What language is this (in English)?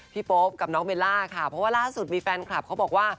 Thai